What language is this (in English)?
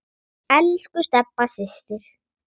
Icelandic